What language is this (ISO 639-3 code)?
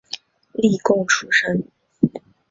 zho